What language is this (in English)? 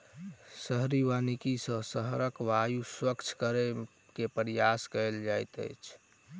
Maithili